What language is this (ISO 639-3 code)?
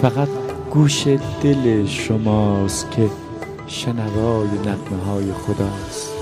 fas